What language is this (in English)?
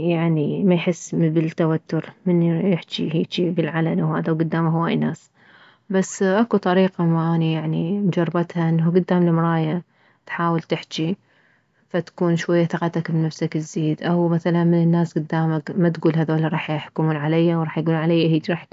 Mesopotamian Arabic